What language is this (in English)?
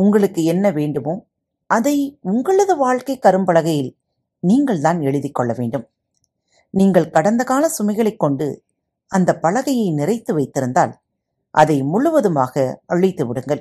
Tamil